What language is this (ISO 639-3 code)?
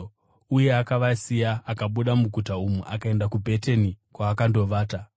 sna